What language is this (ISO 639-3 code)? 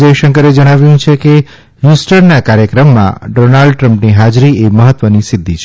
guj